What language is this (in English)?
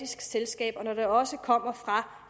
Danish